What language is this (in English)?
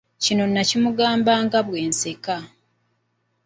Ganda